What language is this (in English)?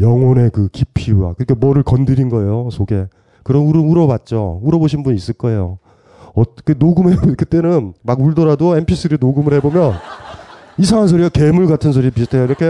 Korean